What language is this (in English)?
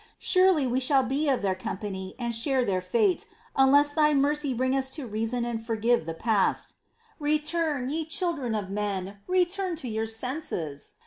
English